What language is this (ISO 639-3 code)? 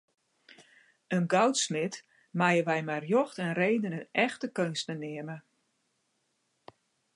fry